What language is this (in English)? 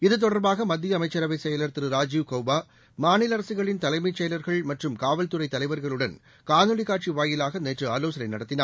Tamil